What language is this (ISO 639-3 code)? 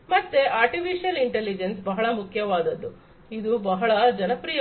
kan